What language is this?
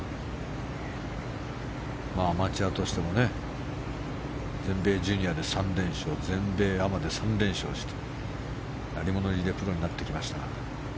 Japanese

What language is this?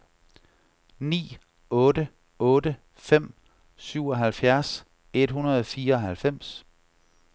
Danish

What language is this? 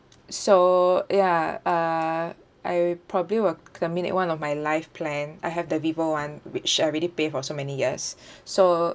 English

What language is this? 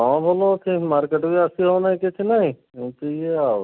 Odia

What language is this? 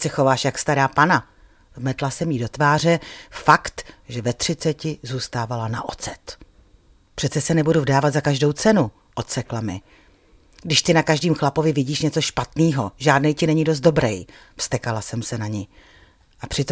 Czech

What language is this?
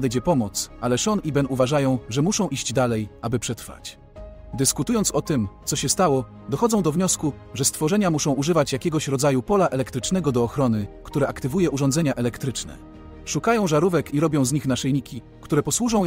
Polish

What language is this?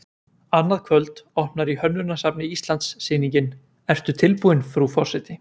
Icelandic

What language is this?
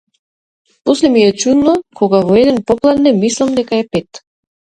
Macedonian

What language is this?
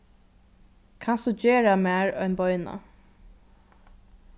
Faroese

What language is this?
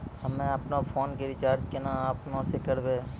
Maithili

